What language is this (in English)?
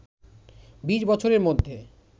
Bangla